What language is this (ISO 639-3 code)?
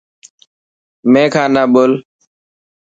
mki